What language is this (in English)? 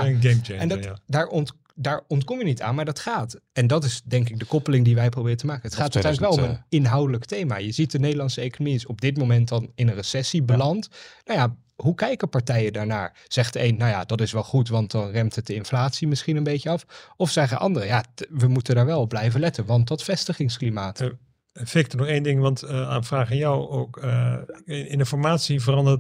Dutch